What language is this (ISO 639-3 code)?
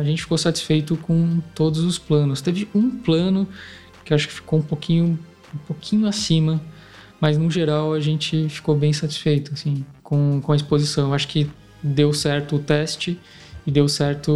por